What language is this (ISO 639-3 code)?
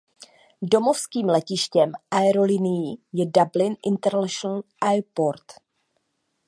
ces